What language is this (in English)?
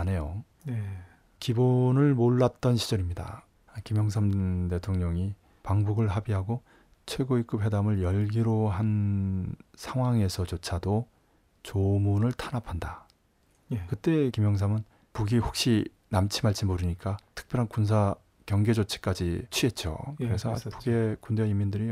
Korean